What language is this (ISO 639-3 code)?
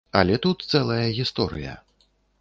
bel